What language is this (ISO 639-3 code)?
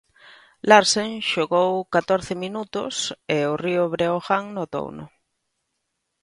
glg